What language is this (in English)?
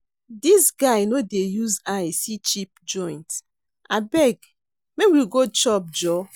Nigerian Pidgin